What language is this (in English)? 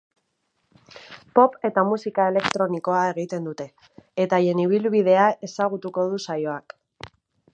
Basque